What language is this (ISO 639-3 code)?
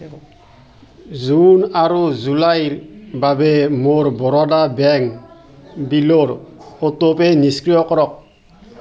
asm